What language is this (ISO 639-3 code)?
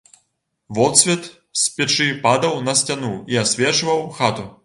bel